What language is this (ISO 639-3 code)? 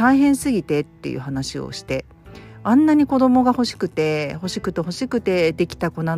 jpn